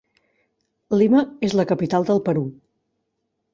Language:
Catalan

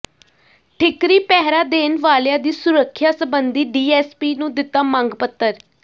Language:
Punjabi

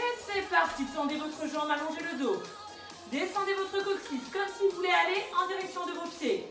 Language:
French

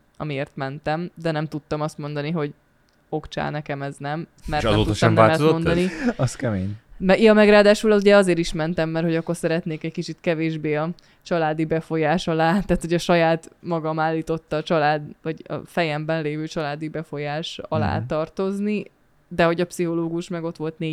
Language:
Hungarian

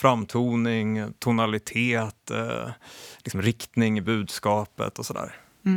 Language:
Swedish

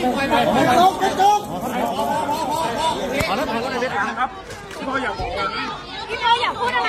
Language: Thai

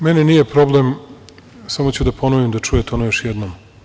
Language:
Serbian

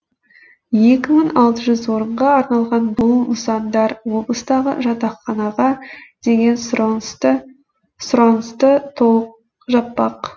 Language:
Kazakh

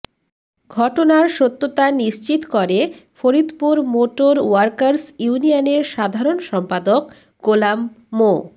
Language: Bangla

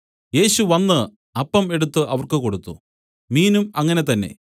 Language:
Malayalam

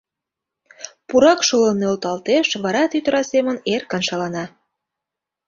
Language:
Mari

